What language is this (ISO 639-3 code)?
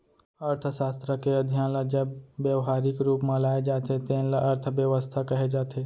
hne